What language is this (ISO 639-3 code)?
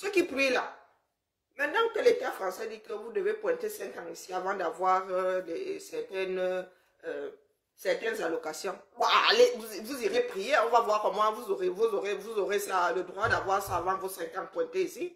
fra